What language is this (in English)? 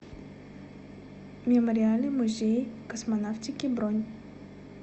Russian